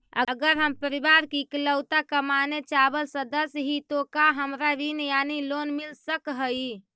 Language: Magahi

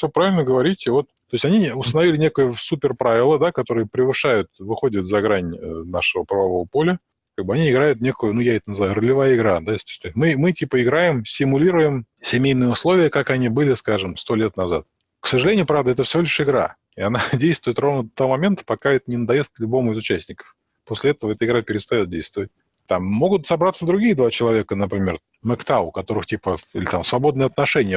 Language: Russian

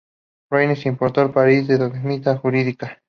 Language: Spanish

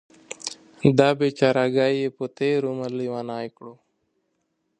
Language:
Pashto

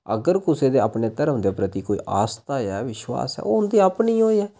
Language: Dogri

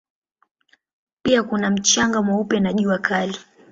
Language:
Swahili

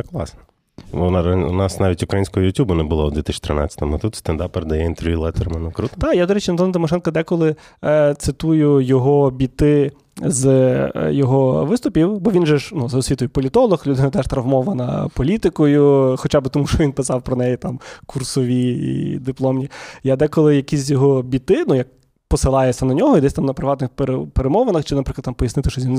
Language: Ukrainian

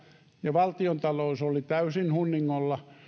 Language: Finnish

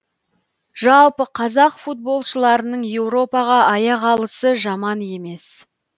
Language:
Kazakh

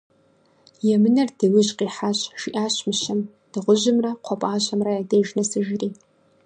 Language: Kabardian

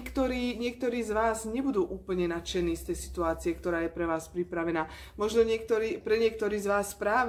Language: Slovak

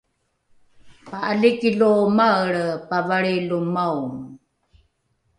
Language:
Rukai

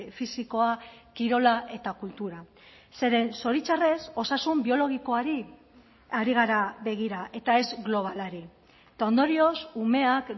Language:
Basque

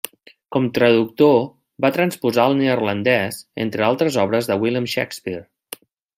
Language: Catalan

